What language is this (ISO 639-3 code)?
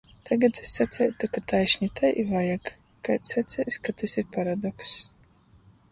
ltg